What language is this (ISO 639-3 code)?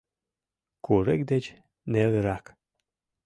chm